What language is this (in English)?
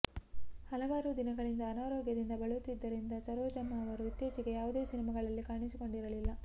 Kannada